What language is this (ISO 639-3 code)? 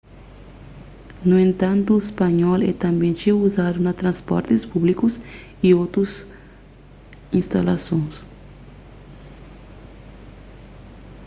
kea